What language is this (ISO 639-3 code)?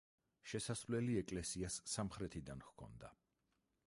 kat